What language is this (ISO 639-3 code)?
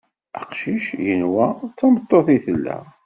kab